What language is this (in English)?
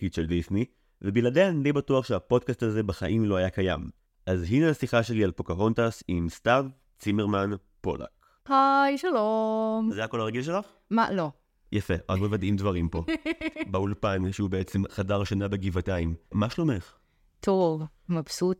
Hebrew